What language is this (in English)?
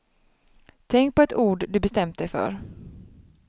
Swedish